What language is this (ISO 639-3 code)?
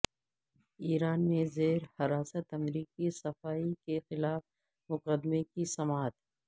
urd